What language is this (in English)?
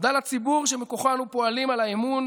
Hebrew